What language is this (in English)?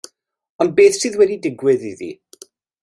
Welsh